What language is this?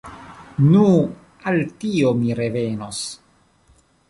Esperanto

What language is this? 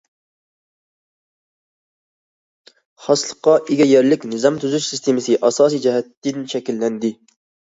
Uyghur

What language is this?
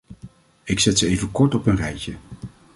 Dutch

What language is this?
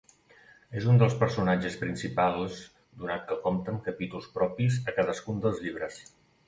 Catalan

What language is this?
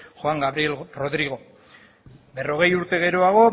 Basque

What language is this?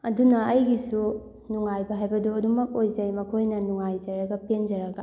Manipuri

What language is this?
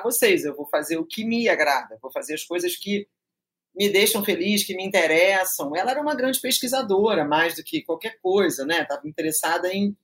Portuguese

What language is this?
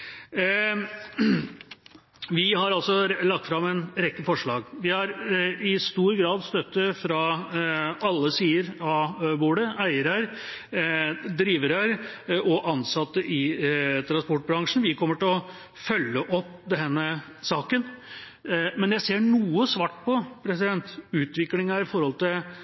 Norwegian Bokmål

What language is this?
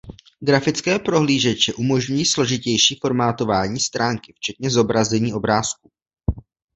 Czech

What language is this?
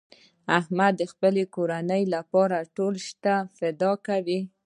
Pashto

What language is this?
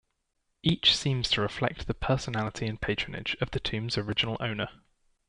English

